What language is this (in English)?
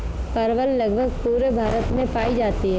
Hindi